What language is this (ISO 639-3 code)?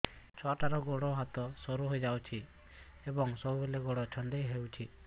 ori